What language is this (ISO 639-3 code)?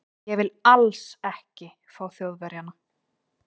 isl